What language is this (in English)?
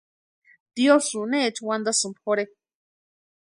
Western Highland Purepecha